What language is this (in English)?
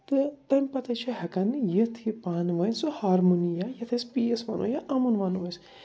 Kashmiri